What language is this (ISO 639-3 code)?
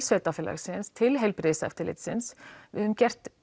isl